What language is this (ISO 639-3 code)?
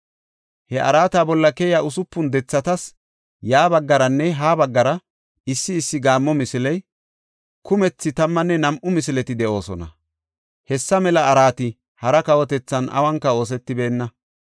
gof